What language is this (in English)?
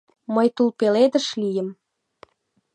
Mari